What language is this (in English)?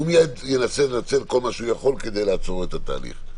Hebrew